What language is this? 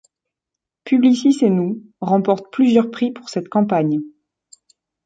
French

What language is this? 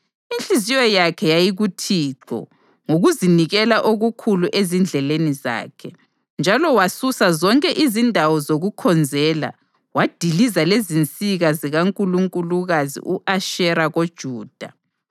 North Ndebele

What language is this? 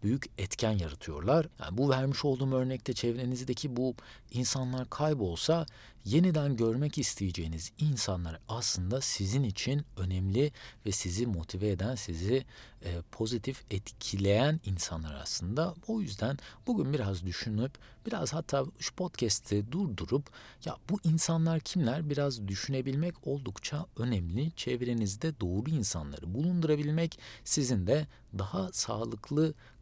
Turkish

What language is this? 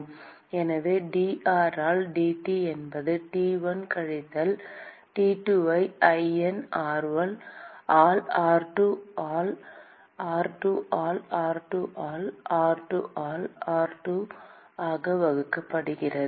Tamil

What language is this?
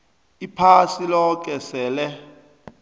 South Ndebele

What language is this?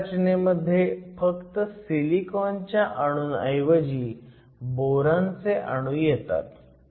Marathi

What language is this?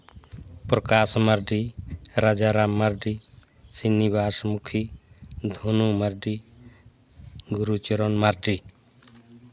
Santali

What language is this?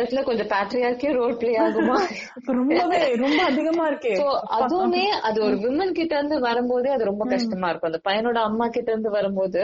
Tamil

